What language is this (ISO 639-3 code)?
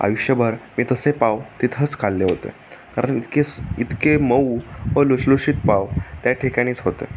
mar